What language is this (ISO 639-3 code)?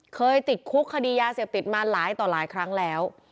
tha